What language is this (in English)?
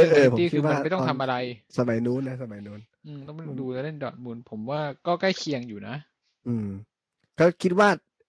Thai